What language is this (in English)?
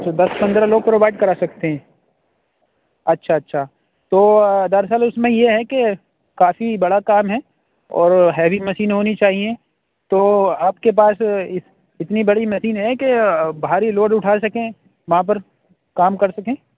Urdu